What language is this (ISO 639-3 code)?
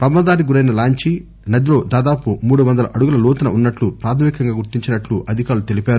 tel